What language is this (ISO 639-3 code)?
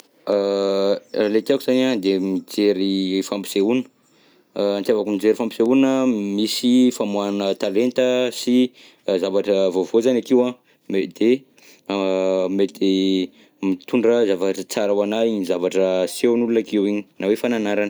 bzc